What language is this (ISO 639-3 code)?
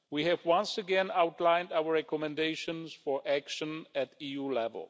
eng